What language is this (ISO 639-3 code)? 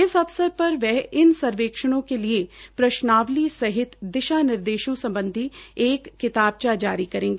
hin